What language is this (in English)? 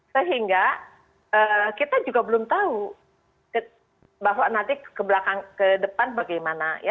Indonesian